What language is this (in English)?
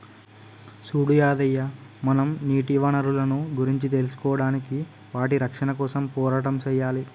Telugu